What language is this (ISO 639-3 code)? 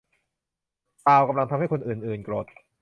tha